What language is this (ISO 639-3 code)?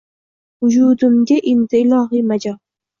uzb